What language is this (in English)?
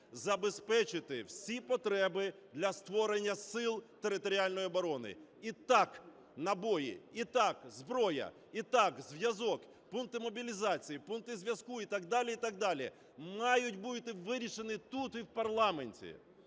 Ukrainian